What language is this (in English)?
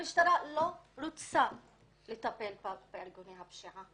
Hebrew